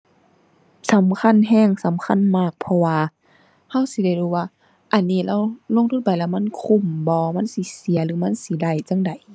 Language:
Thai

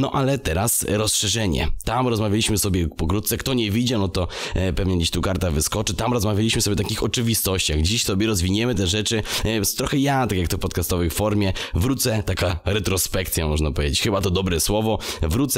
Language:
Polish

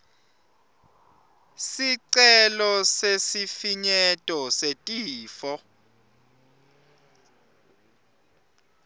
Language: Swati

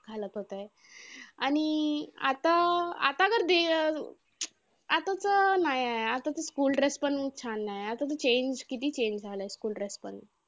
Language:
Marathi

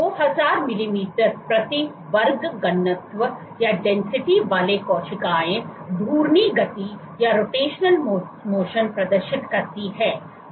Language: Hindi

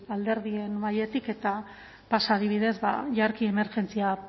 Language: Basque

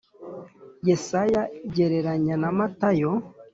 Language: Kinyarwanda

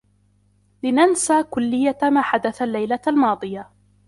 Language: Arabic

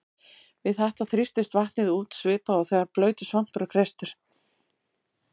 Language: Icelandic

